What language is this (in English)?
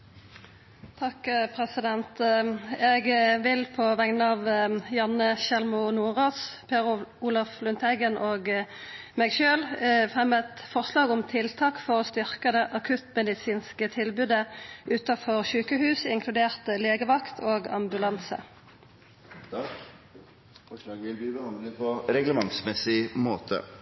Norwegian